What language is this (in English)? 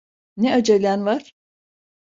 Turkish